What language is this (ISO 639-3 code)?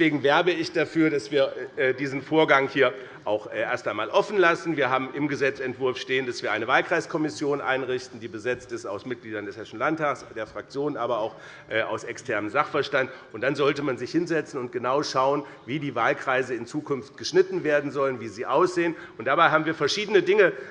deu